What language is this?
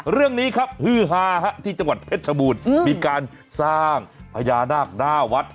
Thai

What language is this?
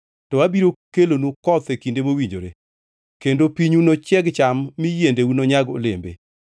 Luo (Kenya and Tanzania)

